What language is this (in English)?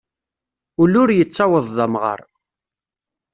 Kabyle